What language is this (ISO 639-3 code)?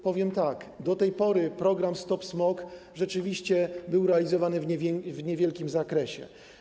pol